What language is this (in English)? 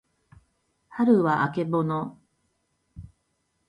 Japanese